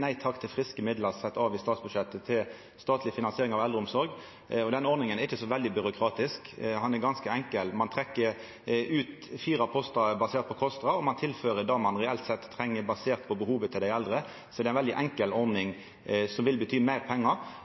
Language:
Norwegian Nynorsk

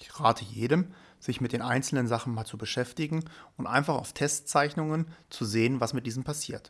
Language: German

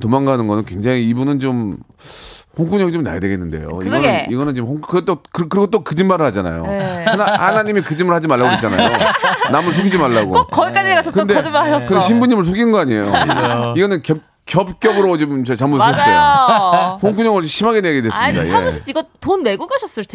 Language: Korean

